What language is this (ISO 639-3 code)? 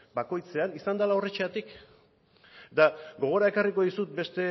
eus